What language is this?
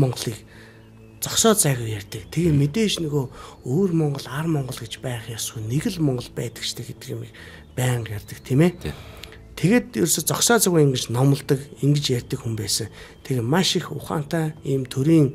Turkish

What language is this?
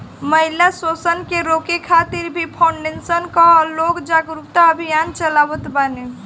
Bhojpuri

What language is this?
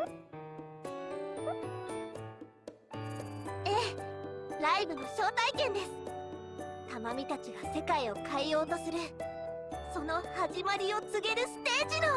Japanese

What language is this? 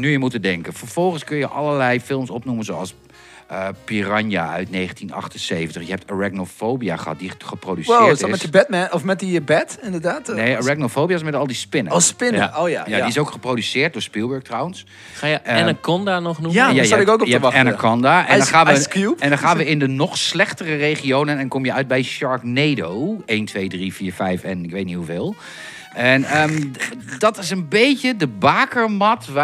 Dutch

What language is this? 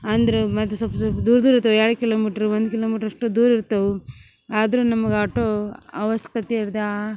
Kannada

